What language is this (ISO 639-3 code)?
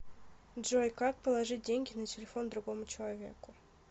rus